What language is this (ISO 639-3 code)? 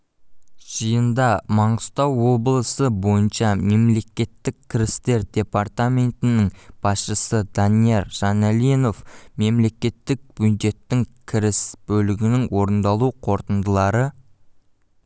kaz